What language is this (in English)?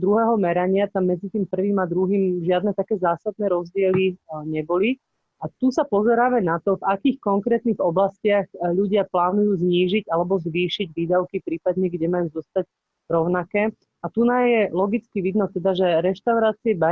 Slovak